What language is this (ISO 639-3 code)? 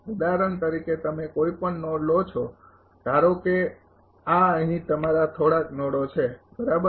guj